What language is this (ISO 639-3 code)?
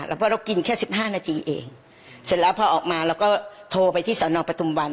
tha